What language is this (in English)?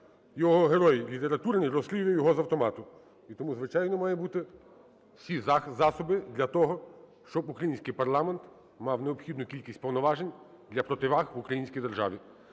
Ukrainian